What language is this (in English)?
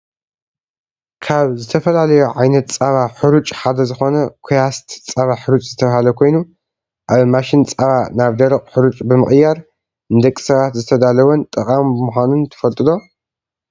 Tigrinya